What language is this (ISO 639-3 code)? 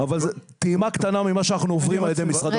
heb